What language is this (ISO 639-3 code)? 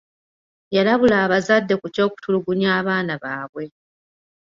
lug